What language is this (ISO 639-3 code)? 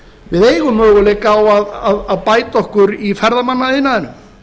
isl